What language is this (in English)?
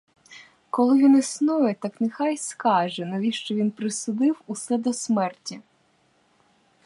Ukrainian